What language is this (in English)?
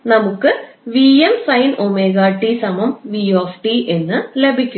Malayalam